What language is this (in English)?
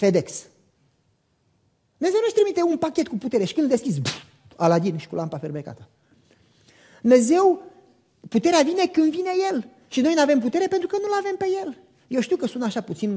Romanian